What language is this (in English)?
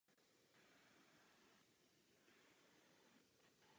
Czech